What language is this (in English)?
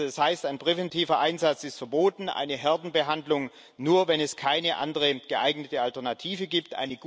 German